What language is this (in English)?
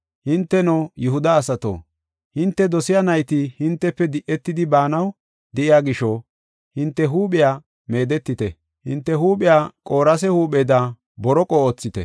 Gofa